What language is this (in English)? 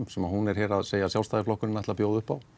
Icelandic